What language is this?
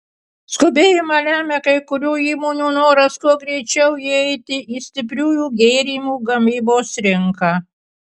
Lithuanian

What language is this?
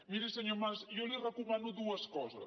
Catalan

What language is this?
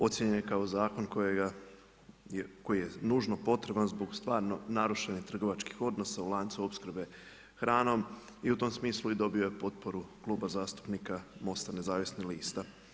Croatian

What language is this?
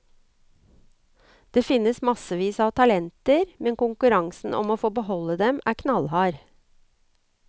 Norwegian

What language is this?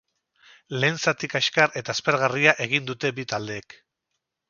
Basque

